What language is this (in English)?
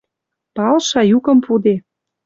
Western Mari